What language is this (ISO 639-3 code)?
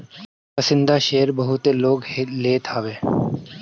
bho